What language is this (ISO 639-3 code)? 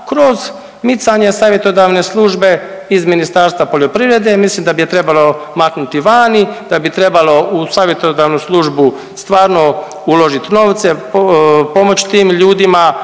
hrv